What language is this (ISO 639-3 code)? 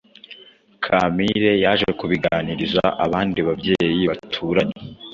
kin